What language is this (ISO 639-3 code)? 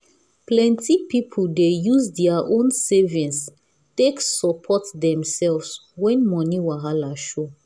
pcm